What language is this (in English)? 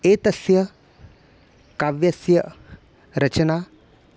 Sanskrit